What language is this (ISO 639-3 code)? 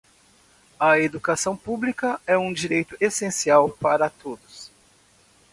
por